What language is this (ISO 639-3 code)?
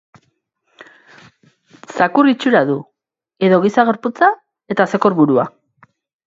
eus